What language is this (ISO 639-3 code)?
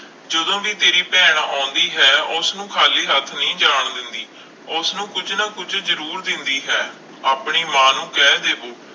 pan